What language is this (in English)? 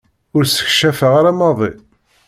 Kabyle